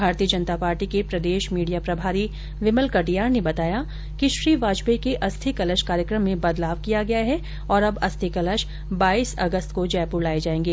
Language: Hindi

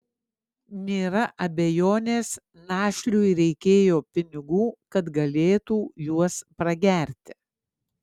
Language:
Lithuanian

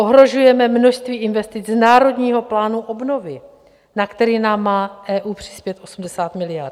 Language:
Czech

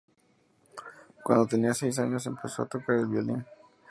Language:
Spanish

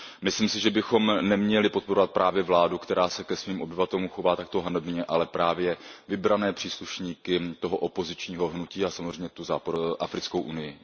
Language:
Czech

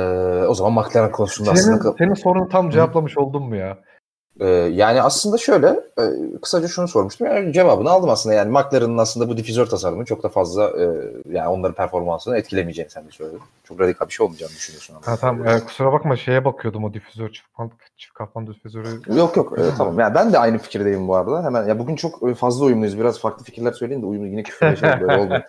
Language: Turkish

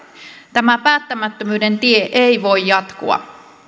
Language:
Finnish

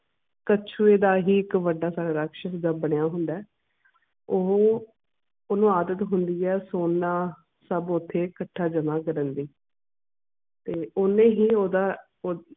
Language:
Punjabi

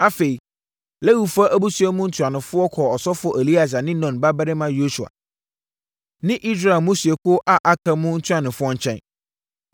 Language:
Akan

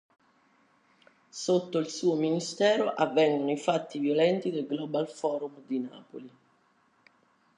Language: Italian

